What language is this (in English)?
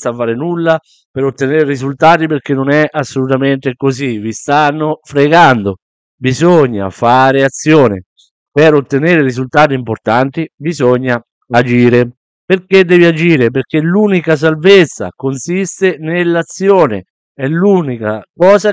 Italian